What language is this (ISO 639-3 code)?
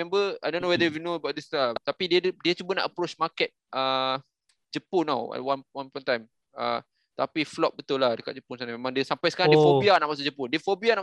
msa